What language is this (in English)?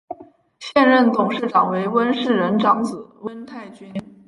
Chinese